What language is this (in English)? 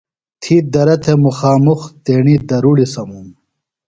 Phalura